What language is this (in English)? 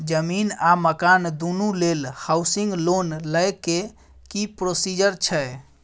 Maithili